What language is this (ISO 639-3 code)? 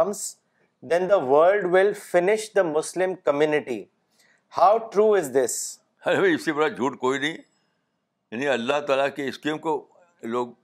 urd